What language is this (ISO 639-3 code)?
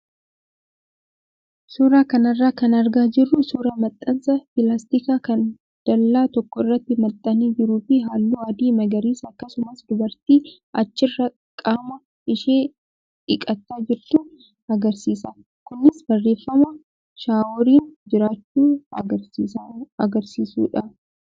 orm